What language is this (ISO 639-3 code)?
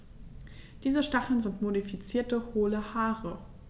deu